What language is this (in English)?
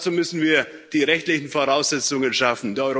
German